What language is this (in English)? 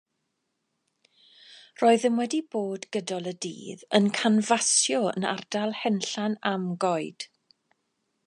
Welsh